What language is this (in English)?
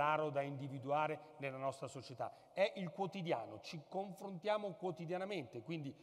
Italian